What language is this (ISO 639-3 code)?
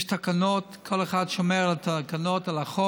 heb